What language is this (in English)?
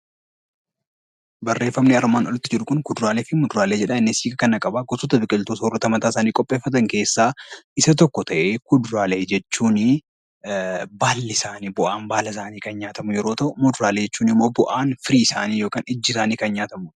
Oromo